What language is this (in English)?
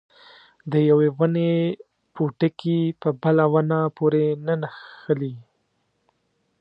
Pashto